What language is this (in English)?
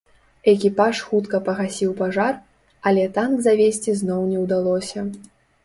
Belarusian